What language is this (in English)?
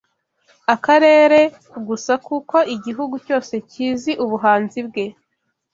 Kinyarwanda